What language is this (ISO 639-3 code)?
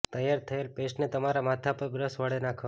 guj